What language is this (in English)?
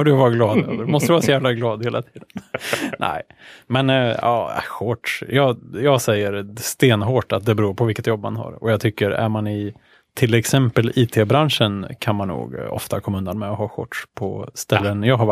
Swedish